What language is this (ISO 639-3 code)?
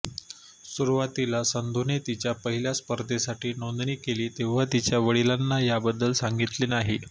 mar